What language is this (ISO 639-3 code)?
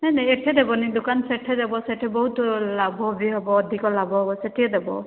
ori